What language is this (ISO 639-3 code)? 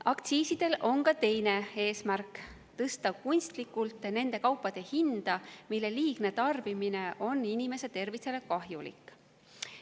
est